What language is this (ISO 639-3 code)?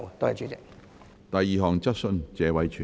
yue